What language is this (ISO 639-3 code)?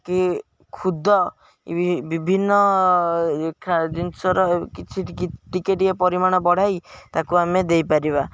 ori